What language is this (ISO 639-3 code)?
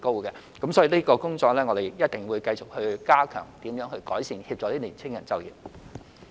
yue